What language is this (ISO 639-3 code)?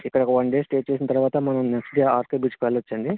tel